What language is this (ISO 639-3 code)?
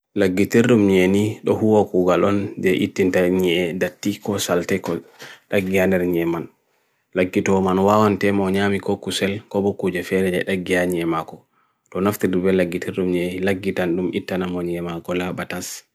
fui